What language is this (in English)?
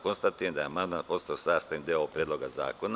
Serbian